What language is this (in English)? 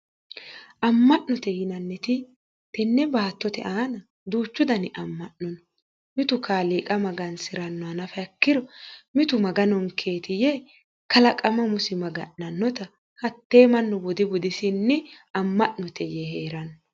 Sidamo